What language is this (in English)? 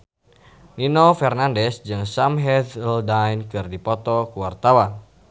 Sundanese